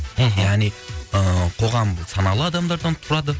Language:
Kazakh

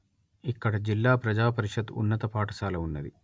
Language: Telugu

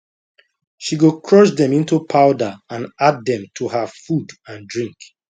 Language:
Nigerian Pidgin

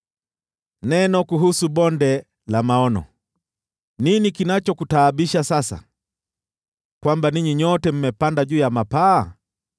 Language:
Swahili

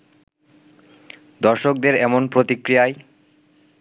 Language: Bangla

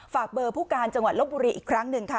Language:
Thai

